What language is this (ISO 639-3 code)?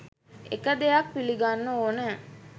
sin